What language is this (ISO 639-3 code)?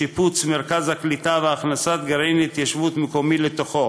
heb